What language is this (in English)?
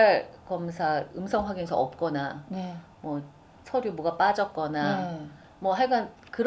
Korean